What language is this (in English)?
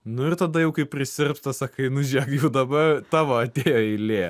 Lithuanian